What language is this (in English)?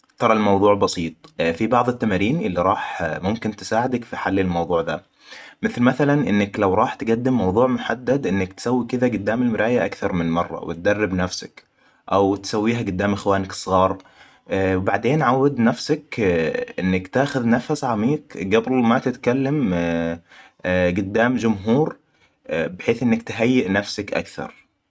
Hijazi Arabic